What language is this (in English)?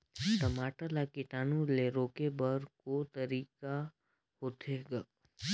Chhattisgarhi